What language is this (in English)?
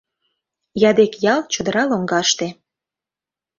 Mari